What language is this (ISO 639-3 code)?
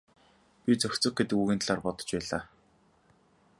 mon